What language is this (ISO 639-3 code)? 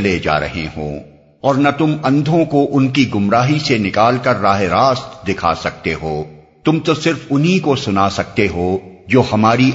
urd